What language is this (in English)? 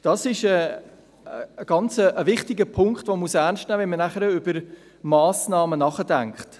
Swiss German